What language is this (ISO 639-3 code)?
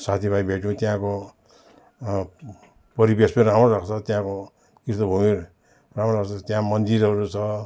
nep